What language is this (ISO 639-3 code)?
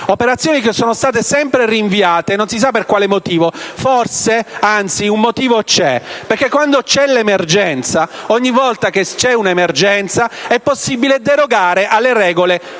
ita